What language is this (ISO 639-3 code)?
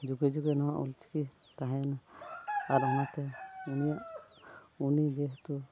sat